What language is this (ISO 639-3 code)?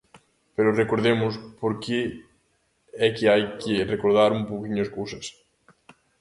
glg